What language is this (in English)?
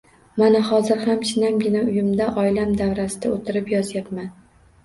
Uzbek